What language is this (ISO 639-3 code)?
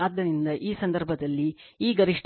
kan